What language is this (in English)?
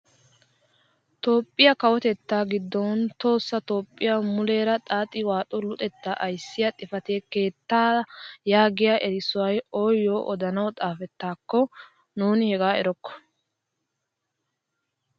Wolaytta